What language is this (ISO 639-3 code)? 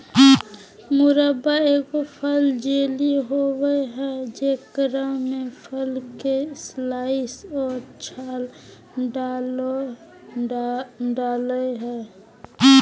mag